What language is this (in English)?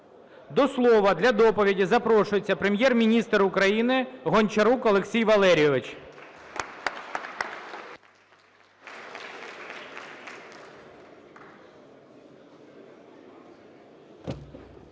Ukrainian